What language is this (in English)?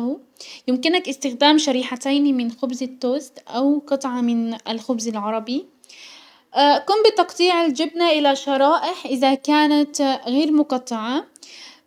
Hijazi Arabic